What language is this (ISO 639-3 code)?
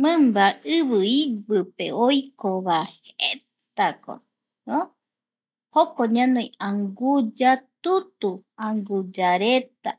gui